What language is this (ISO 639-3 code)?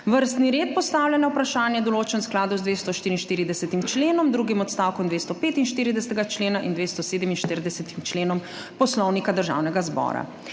slv